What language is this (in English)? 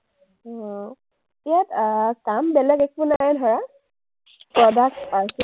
Assamese